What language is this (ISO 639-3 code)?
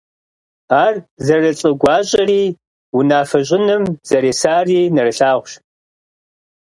kbd